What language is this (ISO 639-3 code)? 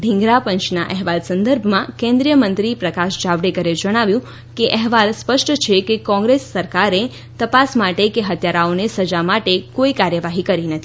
guj